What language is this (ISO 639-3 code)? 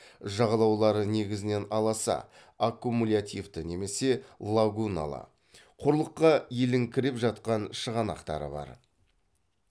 kaz